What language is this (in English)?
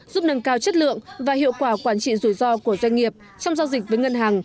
Vietnamese